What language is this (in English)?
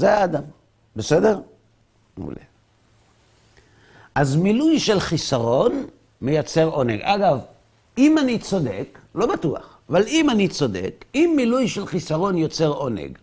Hebrew